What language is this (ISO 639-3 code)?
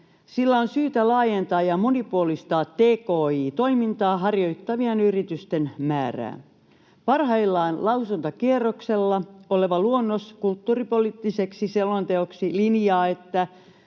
fin